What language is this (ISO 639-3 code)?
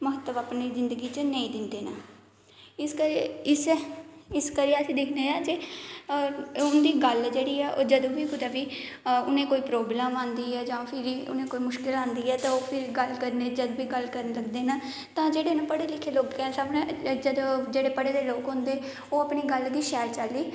doi